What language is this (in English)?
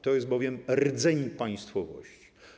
Polish